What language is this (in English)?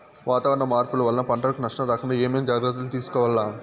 Telugu